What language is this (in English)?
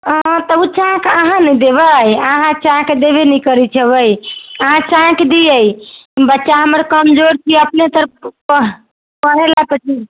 Maithili